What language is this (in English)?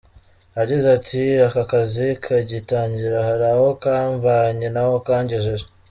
Kinyarwanda